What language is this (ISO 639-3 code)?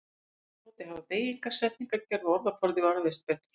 isl